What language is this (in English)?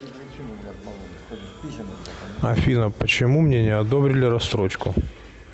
Russian